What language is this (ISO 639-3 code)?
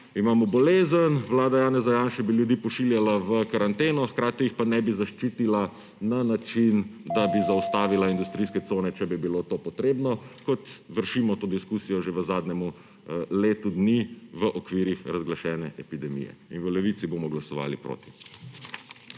slv